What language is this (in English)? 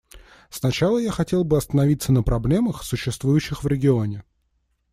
Russian